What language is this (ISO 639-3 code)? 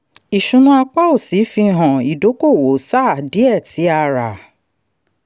yor